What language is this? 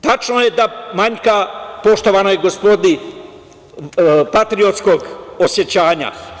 Serbian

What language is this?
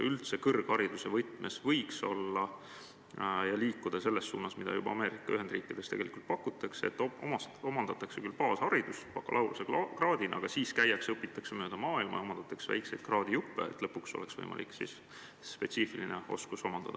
Estonian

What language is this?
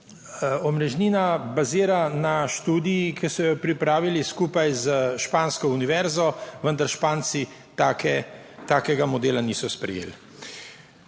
Slovenian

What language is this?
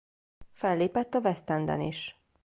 Hungarian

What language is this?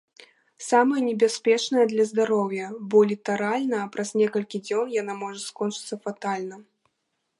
Belarusian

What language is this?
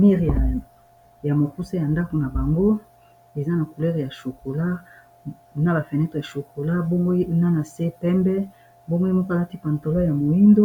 Lingala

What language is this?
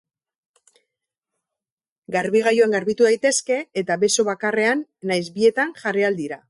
Basque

